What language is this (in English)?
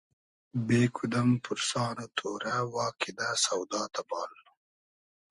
Hazaragi